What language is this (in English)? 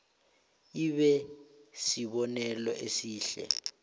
South Ndebele